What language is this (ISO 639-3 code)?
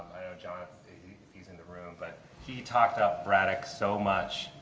eng